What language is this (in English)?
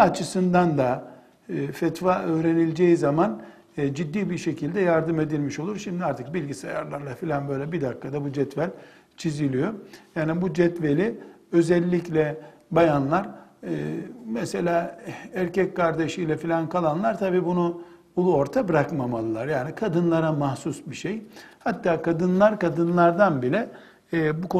Turkish